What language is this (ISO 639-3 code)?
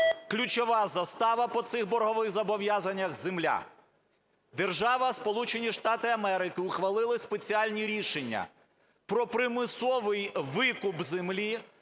ukr